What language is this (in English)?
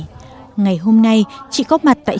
Vietnamese